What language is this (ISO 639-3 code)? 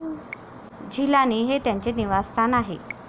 mar